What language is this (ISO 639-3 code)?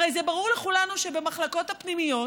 heb